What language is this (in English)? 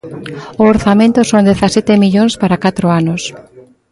Galician